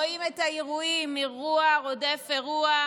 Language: Hebrew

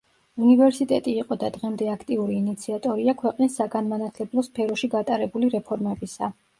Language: Georgian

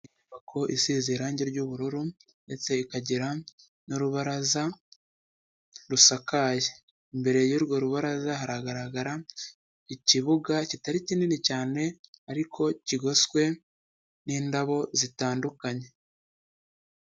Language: Kinyarwanda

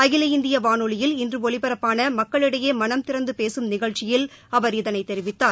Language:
Tamil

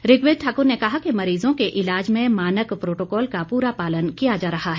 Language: Hindi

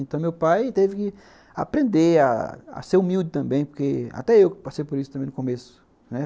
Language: Portuguese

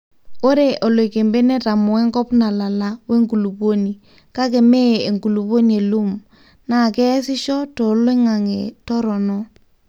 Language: Masai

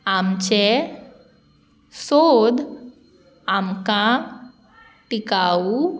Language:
Konkani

